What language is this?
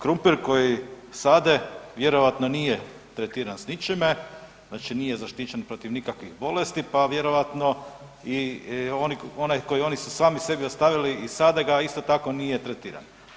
Croatian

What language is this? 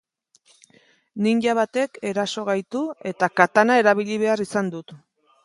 Basque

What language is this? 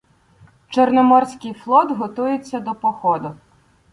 Ukrainian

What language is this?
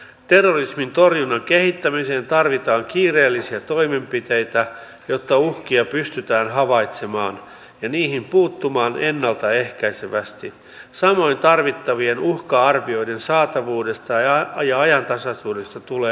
Finnish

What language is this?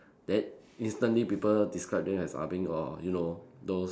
English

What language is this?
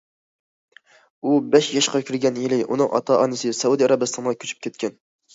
Uyghur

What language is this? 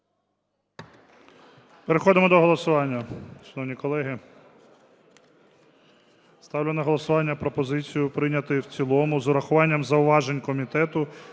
Ukrainian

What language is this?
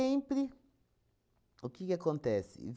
Portuguese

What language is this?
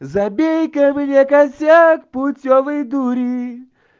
Russian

